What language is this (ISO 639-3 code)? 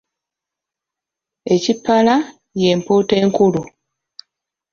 lug